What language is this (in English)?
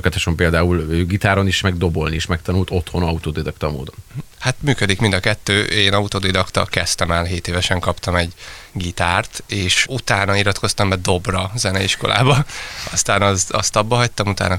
Hungarian